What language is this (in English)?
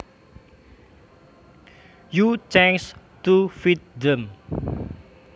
Javanese